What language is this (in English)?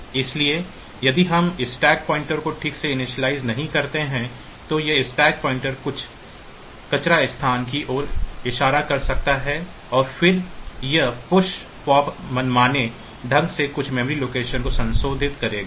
Hindi